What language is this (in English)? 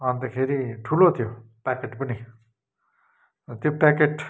Nepali